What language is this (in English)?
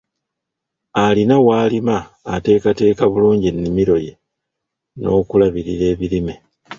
Ganda